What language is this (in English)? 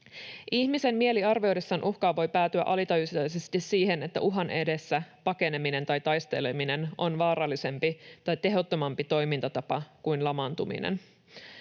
Finnish